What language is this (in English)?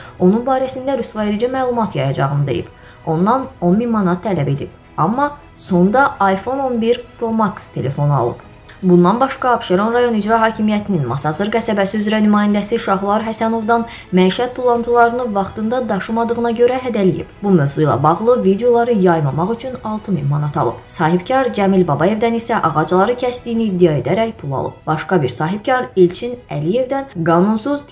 Turkish